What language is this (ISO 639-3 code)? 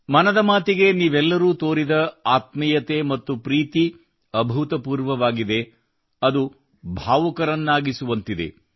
kan